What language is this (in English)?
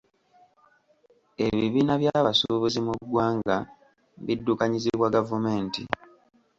Ganda